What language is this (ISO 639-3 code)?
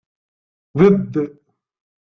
kab